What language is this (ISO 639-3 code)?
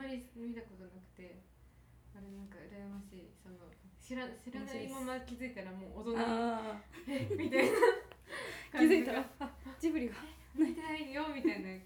jpn